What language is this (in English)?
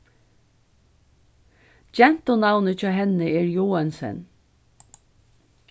Faroese